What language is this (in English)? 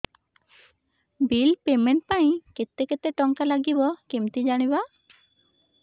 Odia